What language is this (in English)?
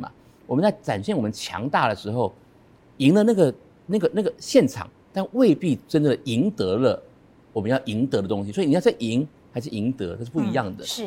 Chinese